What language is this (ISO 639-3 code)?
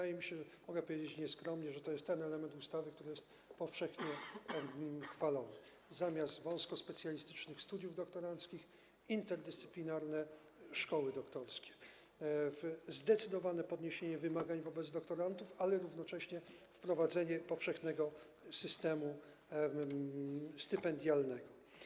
pol